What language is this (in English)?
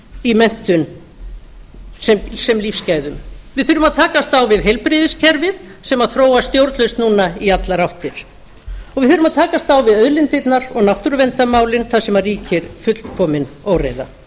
Icelandic